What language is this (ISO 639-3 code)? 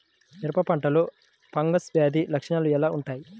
tel